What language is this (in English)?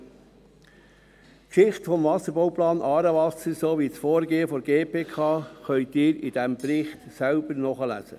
Swiss German